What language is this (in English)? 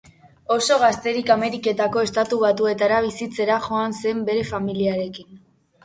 Basque